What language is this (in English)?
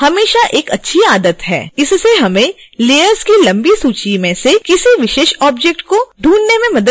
Hindi